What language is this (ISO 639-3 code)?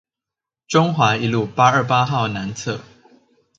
zho